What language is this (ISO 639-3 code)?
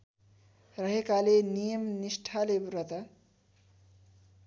nep